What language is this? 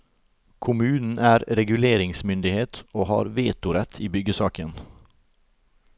Norwegian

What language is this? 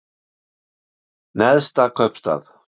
Icelandic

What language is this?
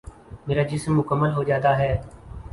Urdu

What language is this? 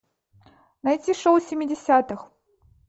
Russian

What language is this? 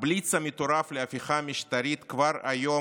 Hebrew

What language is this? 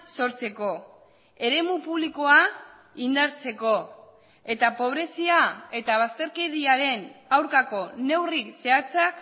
Basque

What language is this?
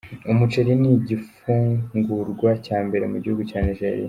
Kinyarwanda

